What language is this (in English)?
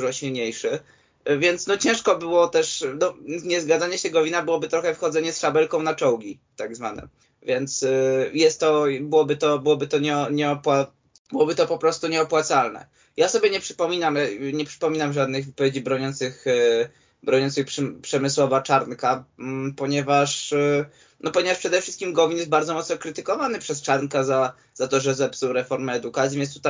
Polish